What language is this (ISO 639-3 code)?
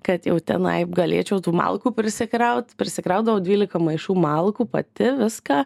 lit